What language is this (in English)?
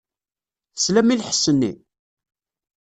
Kabyle